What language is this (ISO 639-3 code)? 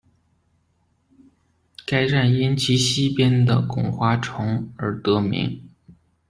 zho